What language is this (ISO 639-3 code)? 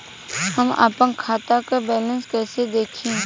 bho